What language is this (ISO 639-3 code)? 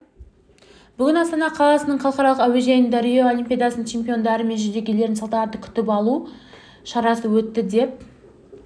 kaz